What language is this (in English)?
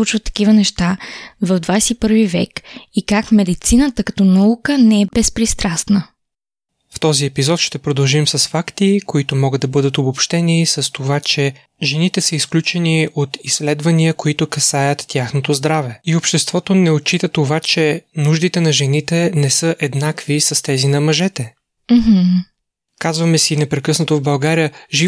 Bulgarian